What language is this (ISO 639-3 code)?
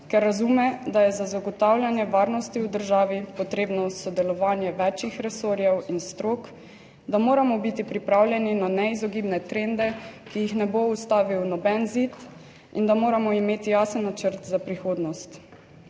slv